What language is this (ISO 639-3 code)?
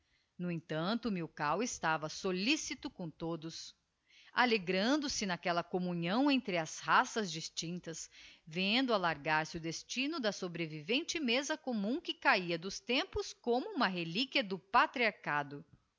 por